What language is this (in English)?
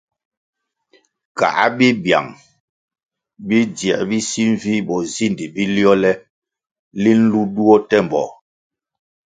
Kwasio